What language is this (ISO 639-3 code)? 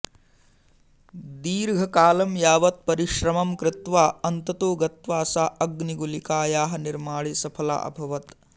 san